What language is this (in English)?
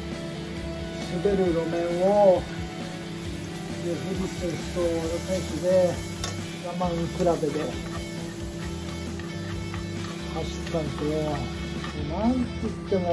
Japanese